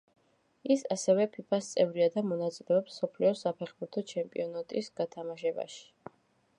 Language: Georgian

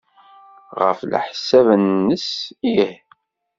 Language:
Kabyle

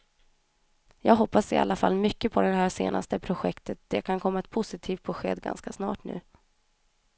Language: Swedish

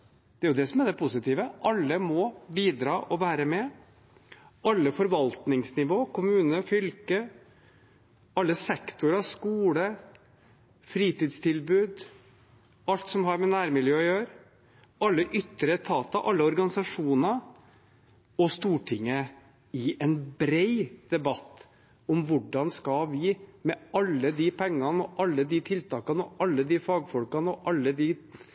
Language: Norwegian Bokmål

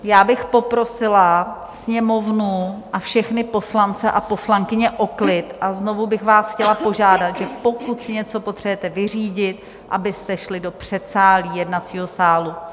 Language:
Czech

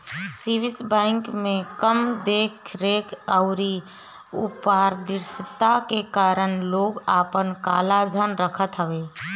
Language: Bhojpuri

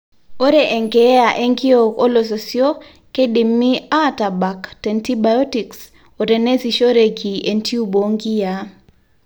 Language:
Masai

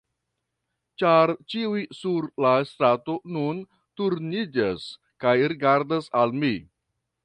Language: Esperanto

